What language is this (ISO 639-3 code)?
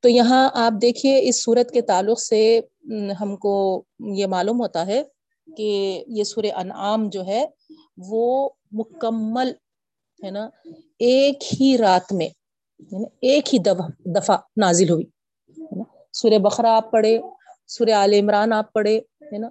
urd